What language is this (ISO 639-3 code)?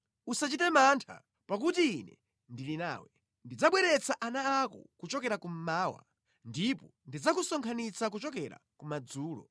nya